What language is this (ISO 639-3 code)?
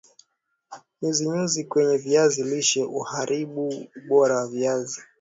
swa